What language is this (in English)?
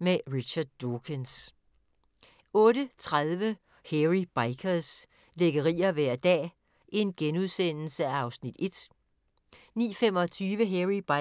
Danish